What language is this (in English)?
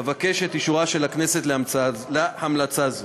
Hebrew